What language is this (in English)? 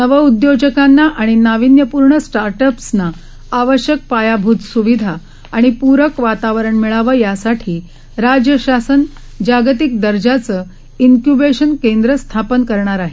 Marathi